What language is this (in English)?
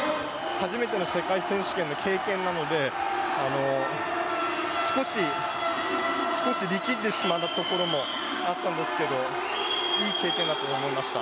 Japanese